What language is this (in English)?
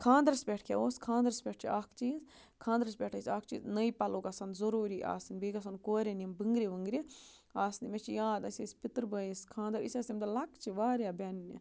Kashmiri